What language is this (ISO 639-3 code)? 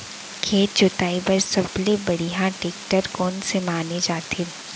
hne